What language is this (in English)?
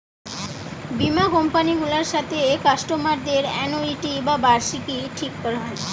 Bangla